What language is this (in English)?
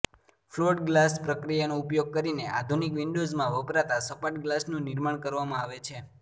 Gujarati